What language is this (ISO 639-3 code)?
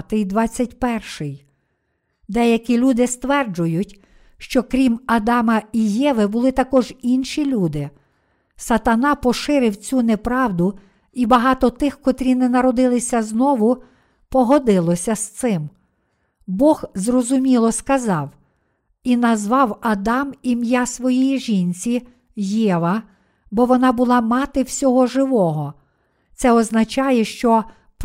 ukr